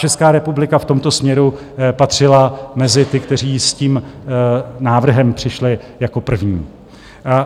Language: Czech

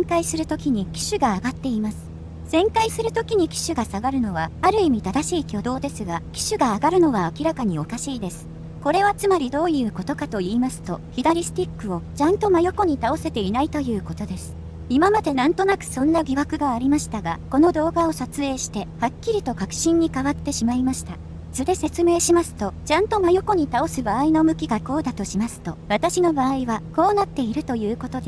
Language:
Japanese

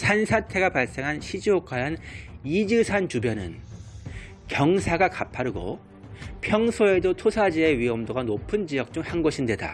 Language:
Korean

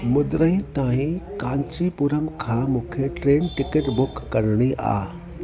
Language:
Sindhi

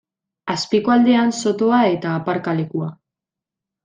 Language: Basque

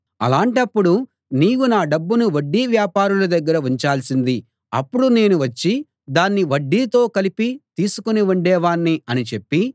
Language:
Telugu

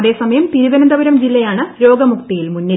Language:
Malayalam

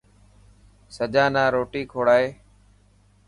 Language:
Dhatki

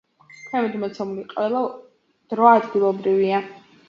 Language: Georgian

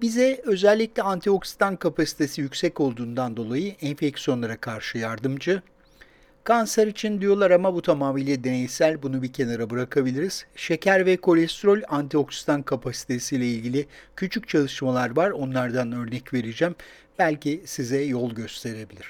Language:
Turkish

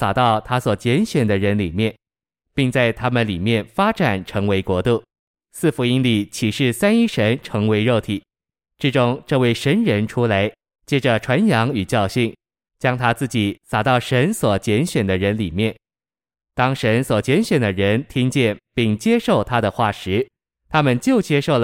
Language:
Chinese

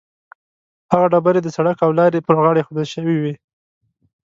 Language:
Pashto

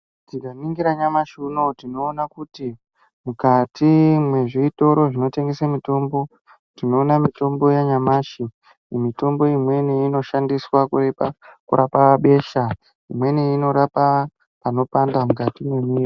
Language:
Ndau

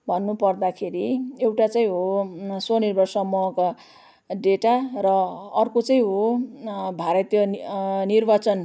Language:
Nepali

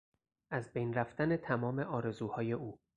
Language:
Persian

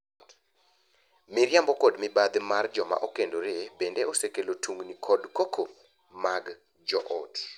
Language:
Luo (Kenya and Tanzania)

